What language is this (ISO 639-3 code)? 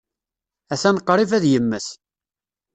kab